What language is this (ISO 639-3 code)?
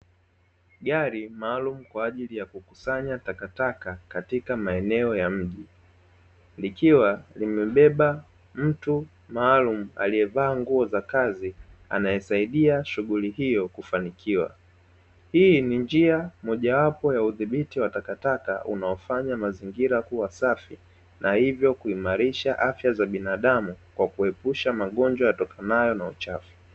swa